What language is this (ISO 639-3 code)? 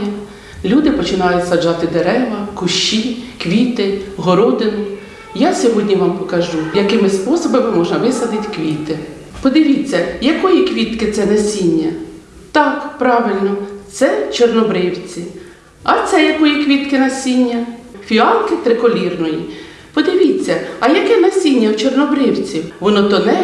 ukr